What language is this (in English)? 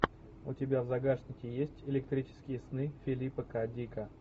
Russian